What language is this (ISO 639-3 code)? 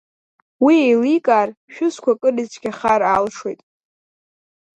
abk